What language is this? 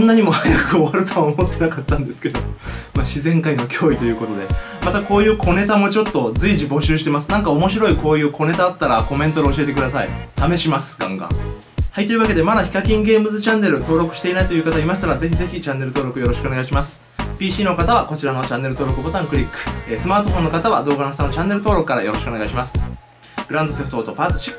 Japanese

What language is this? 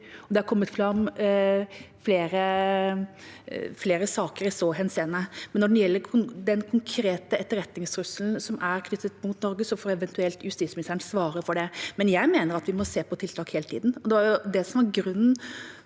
Norwegian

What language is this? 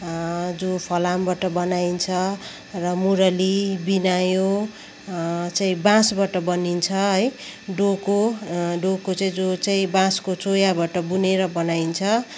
Nepali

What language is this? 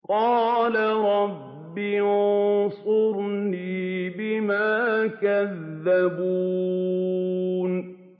Arabic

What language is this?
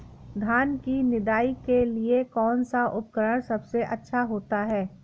Hindi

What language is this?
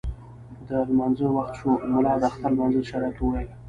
Pashto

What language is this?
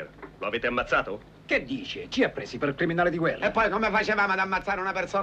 Italian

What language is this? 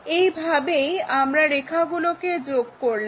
Bangla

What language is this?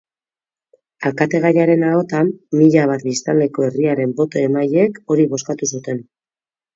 Basque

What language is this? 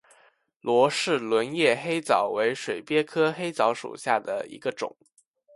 Chinese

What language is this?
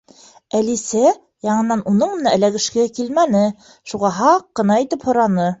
Bashkir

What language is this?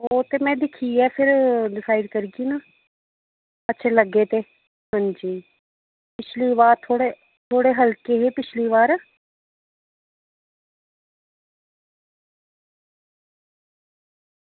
Dogri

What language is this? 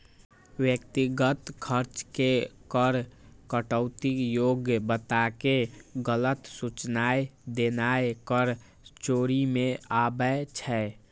Maithili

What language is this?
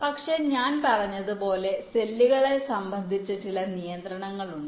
Malayalam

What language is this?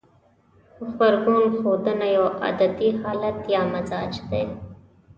Pashto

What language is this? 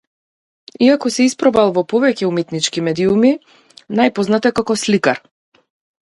Macedonian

